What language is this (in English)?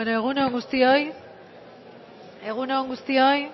Basque